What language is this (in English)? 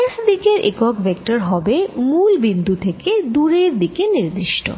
Bangla